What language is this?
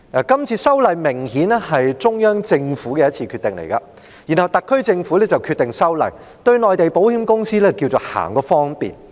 Cantonese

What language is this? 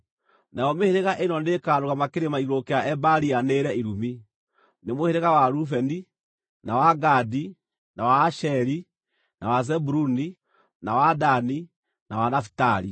Kikuyu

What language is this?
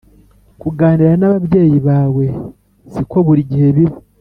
Kinyarwanda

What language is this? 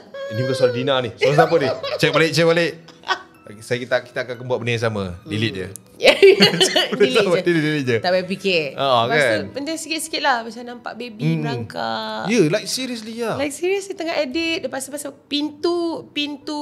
Malay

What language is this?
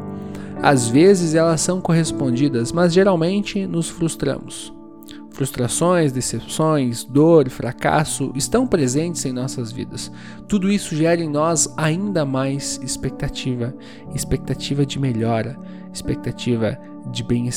Portuguese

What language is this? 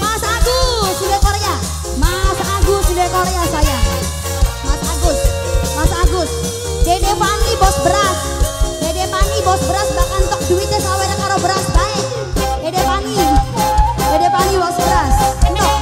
Indonesian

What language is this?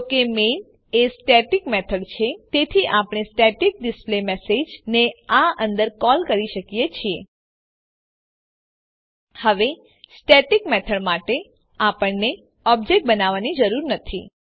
Gujarati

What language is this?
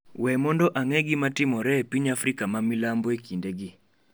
Luo (Kenya and Tanzania)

